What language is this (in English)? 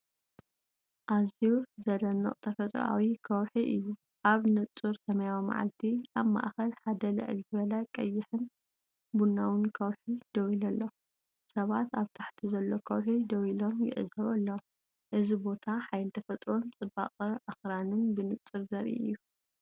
Tigrinya